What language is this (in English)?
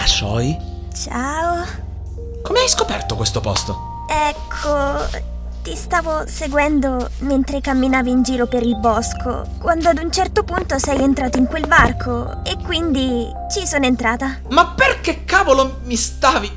Italian